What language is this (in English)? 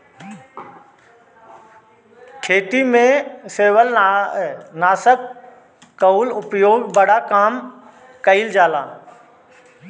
Bhojpuri